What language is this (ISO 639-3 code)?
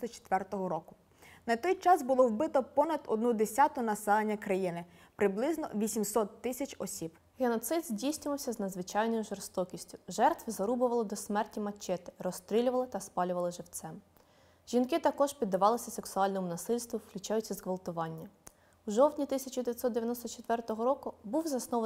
ukr